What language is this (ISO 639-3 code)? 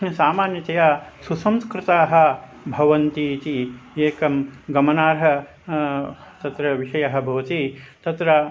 san